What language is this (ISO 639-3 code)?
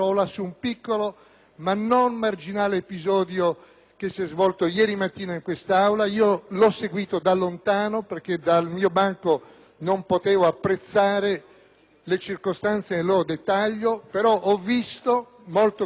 ita